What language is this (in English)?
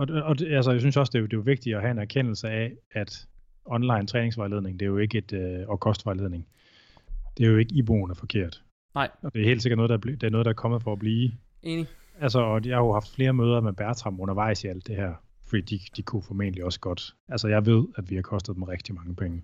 Danish